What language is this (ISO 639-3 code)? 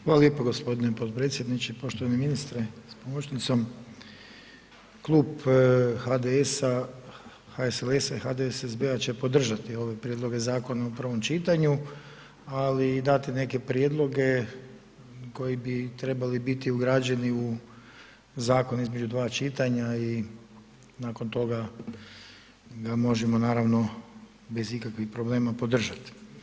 hrv